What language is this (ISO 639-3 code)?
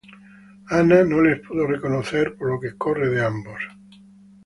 spa